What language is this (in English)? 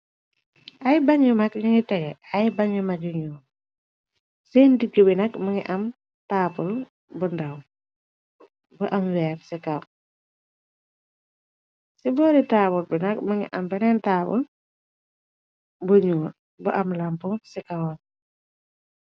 Wolof